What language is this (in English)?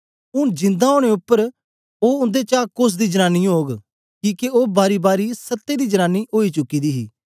Dogri